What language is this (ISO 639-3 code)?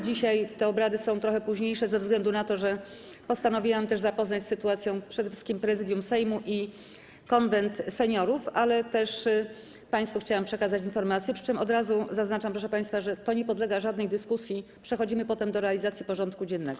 pol